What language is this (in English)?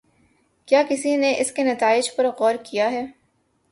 Urdu